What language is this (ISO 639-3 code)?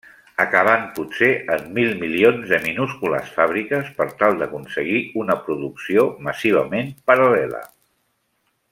cat